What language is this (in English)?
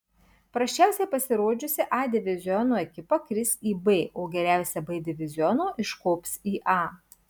Lithuanian